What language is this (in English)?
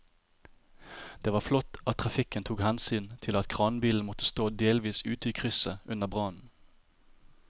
Norwegian